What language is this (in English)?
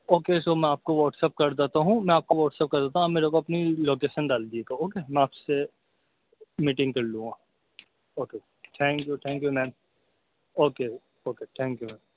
Urdu